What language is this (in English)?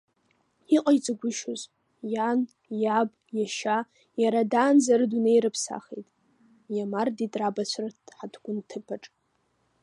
Abkhazian